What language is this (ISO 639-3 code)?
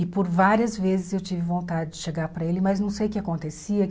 por